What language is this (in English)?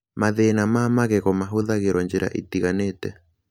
Kikuyu